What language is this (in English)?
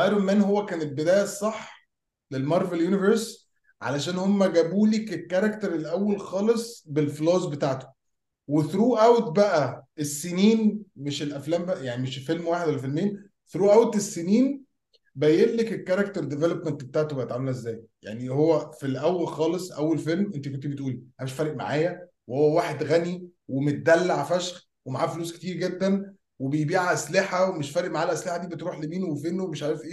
Arabic